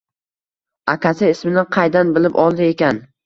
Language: Uzbek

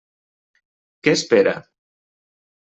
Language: Catalan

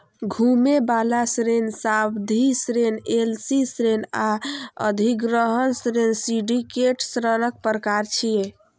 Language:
Maithili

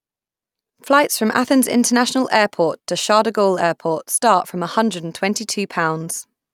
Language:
English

